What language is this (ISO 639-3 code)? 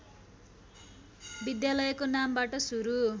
nep